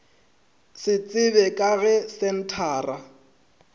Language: Northern Sotho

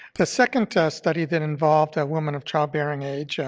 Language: English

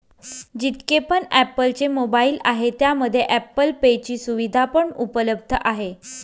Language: Marathi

